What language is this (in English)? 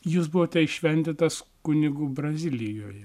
Lithuanian